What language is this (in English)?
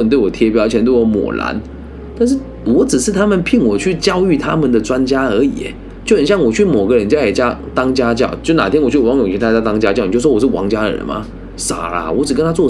Chinese